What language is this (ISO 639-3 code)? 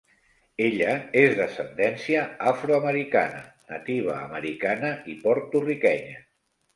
cat